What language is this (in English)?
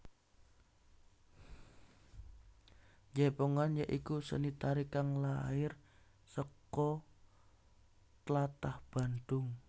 Javanese